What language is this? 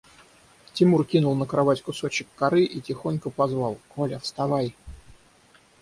Russian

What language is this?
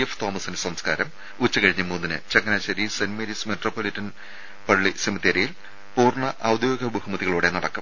Malayalam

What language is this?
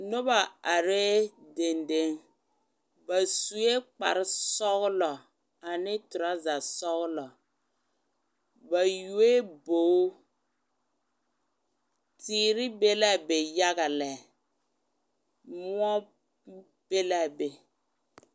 Southern Dagaare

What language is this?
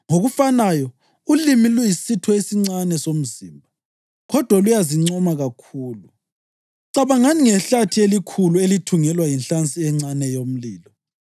North Ndebele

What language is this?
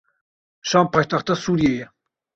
Kurdish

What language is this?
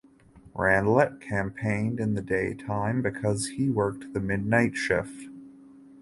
English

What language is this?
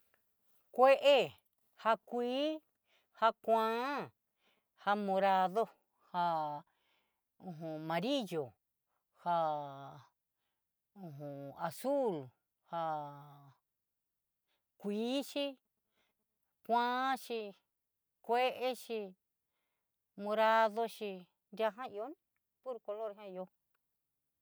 Southeastern Nochixtlán Mixtec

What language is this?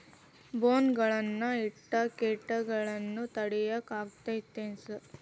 Kannada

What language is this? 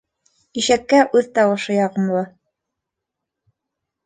Bashkir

